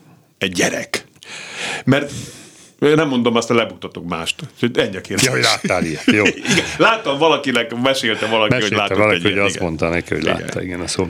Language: Hungarian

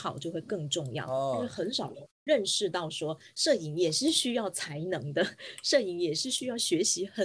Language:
Chinese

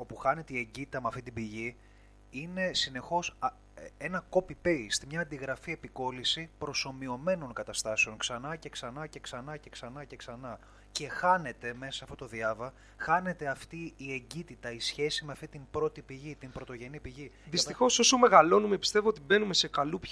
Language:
Greek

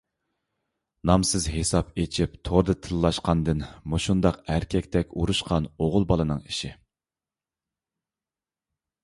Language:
Uyghur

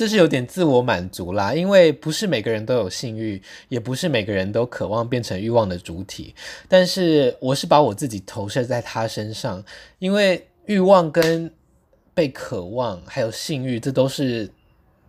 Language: Chinese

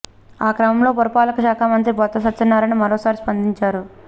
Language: Telugu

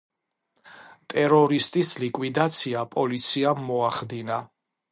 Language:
Georgian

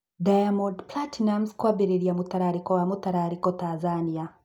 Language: Kikuyu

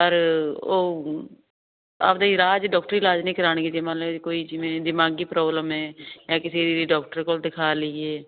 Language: Punjabi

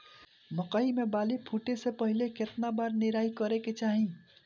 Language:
Bhojpuri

